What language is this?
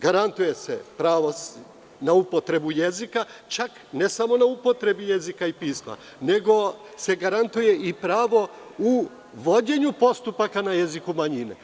Serbian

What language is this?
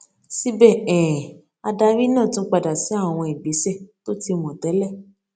Yoruba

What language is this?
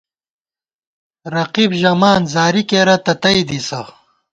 Gawar-Bati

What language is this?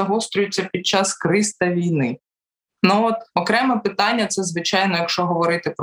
Ukrainian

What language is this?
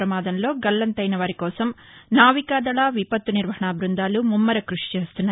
Telugu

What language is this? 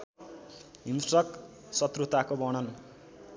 Nepali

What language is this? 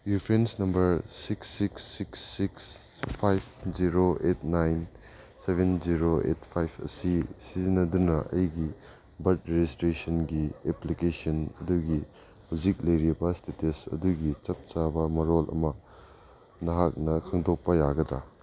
Manipuri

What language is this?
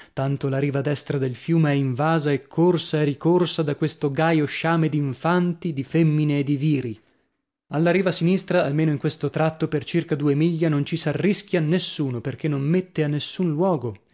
Italian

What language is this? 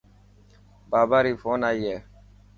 Dhatki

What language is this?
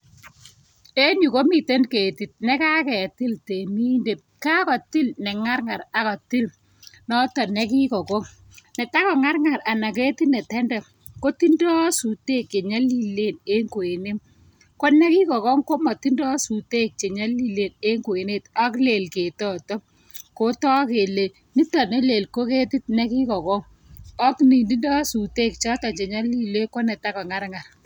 Kalenjin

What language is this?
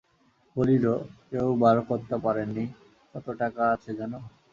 Bangla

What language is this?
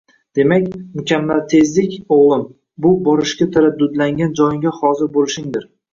Uzbek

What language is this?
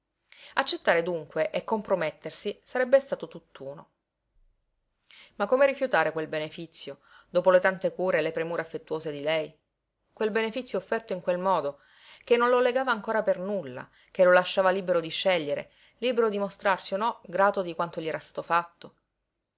Italian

